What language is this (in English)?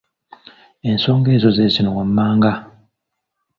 Ganda